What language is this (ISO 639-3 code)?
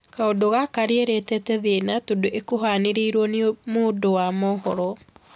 kik